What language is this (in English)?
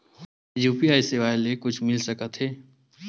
Chhattisgarhi